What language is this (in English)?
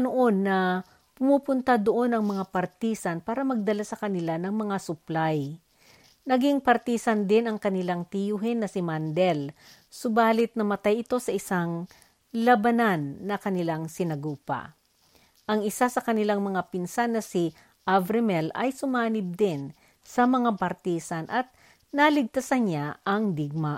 Filipino